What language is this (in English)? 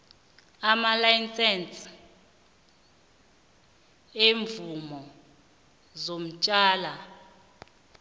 South Ndebele